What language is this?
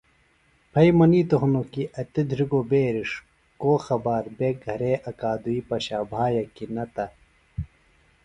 Phalura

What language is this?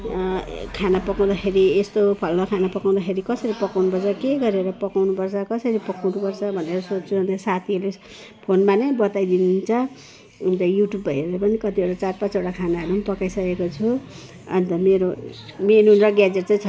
Nepali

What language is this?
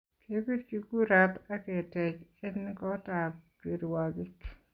Kalenjin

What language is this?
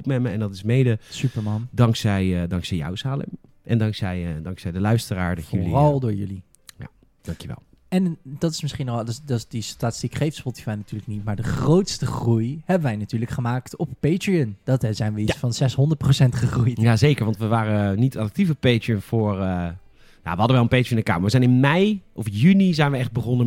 Dutch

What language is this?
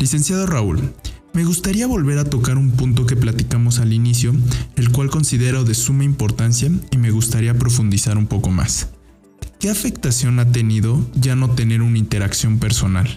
Spanish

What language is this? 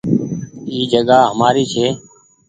Goaria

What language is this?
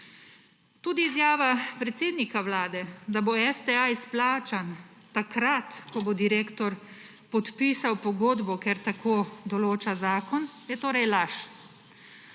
Slovenian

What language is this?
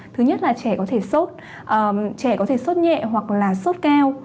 Vietnamese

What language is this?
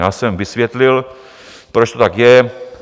Czech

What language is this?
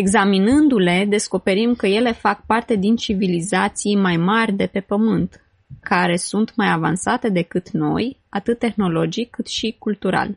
Romanian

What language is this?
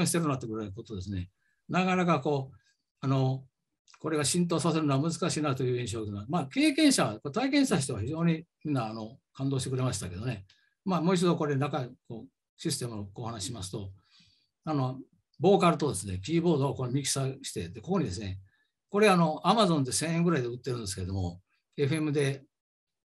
Japanese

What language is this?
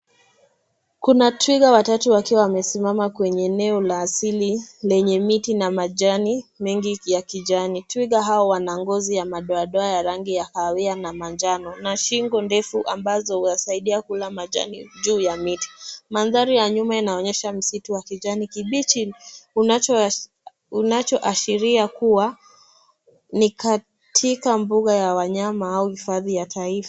Swahili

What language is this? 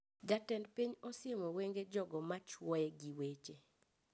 Luo (Kenya and Tanzania)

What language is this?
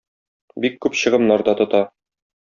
Tatar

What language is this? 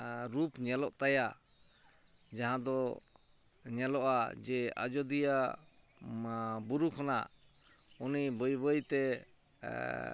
Santali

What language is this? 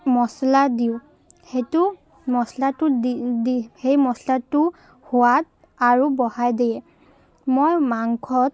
Assamese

